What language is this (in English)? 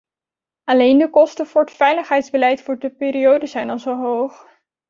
Dutch